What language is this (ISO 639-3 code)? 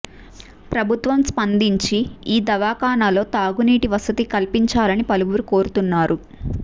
tel